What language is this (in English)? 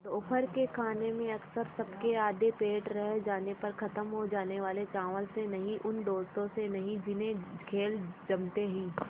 Hindi